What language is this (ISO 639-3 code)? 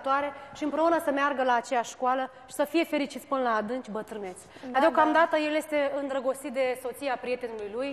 ron